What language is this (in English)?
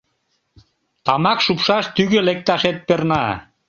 Mari